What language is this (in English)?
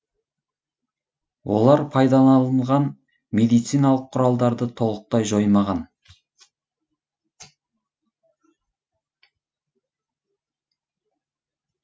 Kazakh